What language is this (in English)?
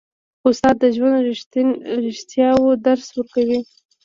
Pashto